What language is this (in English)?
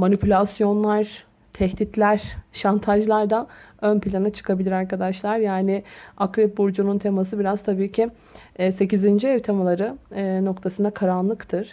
Turkish